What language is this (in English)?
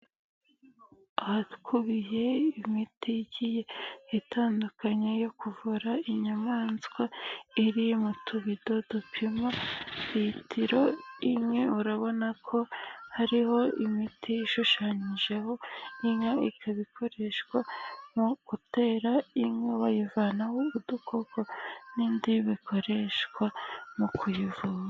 Kinyarwanda